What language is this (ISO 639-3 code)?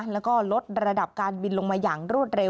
tha